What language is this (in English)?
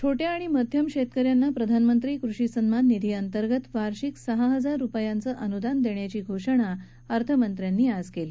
Marathi